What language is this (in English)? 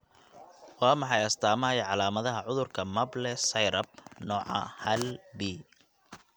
Somali